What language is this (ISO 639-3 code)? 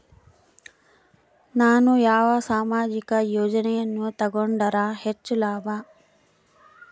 kan